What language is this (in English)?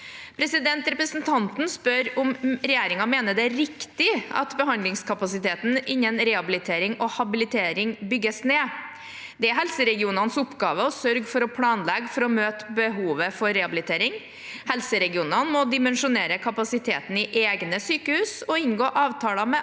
Norwegian